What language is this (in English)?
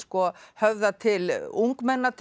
Icelandic